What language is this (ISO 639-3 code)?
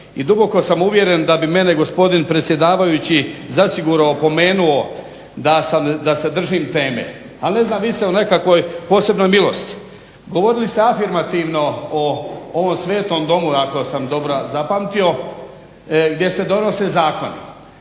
hrv